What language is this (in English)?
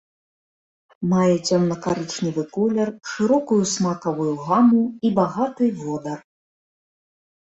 Belarusian